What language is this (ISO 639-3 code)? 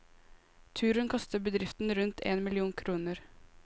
nor